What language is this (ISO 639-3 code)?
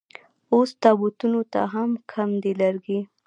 pus